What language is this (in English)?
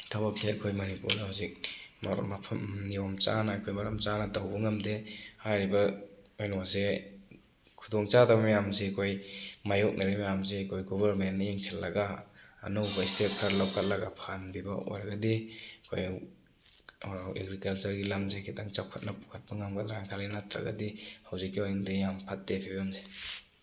Manipuri